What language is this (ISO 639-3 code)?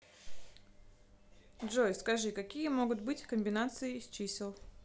rus